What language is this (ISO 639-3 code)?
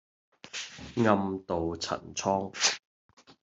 yue